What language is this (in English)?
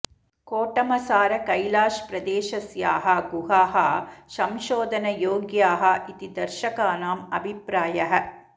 Sanskrit